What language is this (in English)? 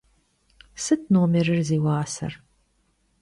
Kabardian